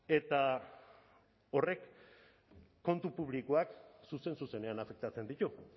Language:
Basque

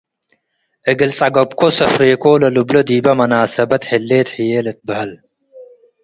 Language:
Tigre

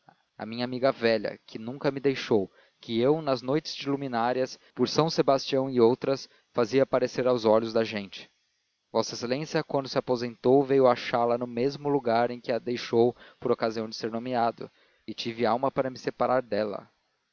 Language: Portuguese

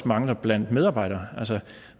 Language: Danish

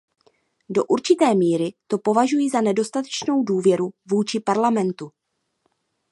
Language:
Czech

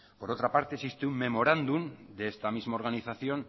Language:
Spanish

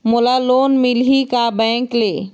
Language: Chhattisgarhi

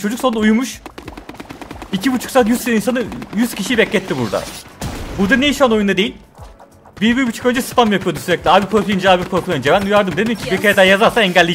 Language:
Turkish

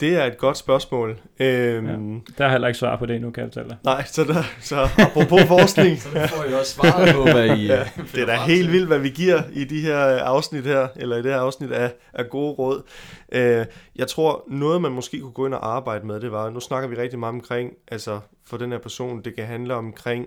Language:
Danish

